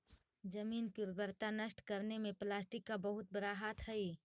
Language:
Magahi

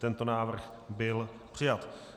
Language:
Czech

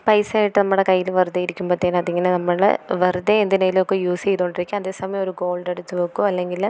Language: Malayalam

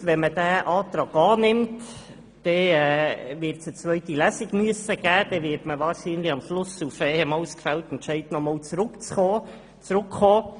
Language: Swiss German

